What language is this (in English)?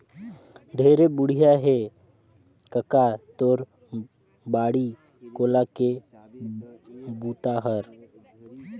Chhattisgarhi